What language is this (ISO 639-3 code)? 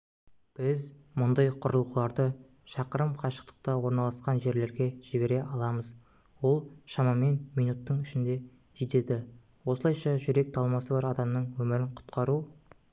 kaz